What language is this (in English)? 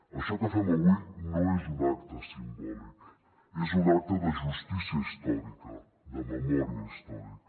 Catalan